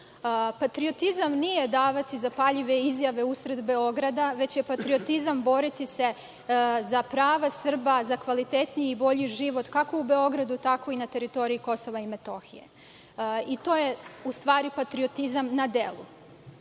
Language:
Serbian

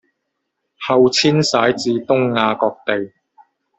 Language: Chinese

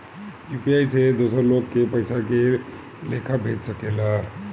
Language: Bhojpuri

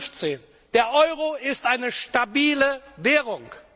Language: German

